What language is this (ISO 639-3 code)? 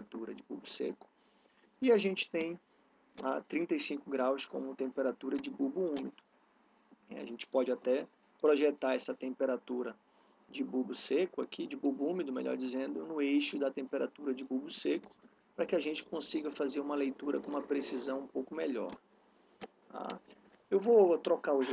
por